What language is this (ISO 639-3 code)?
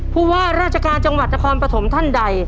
tha